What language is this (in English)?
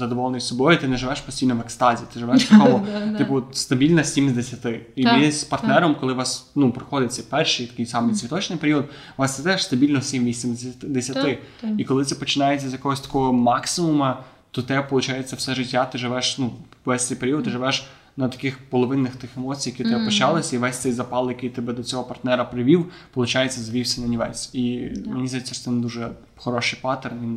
Ukrainian